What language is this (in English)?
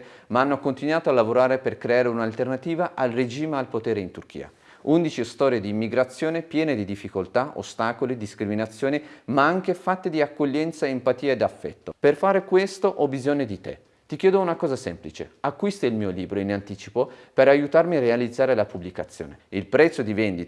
Italian